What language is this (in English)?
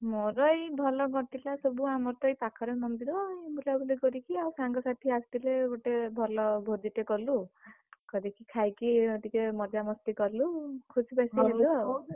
Odia